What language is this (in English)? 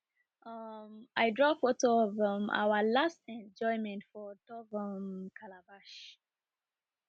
Nigerian Pidgin